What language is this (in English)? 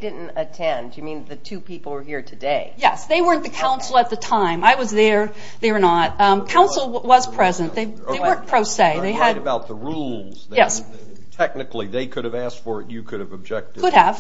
English